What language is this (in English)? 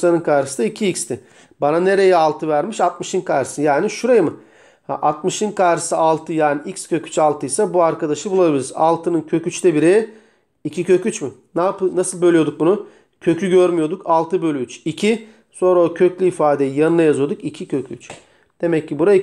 Turkish